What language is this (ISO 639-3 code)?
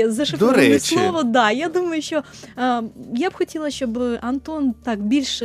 ukr